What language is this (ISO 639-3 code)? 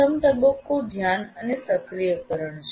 guj